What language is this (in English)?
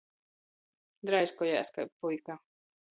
Latgalian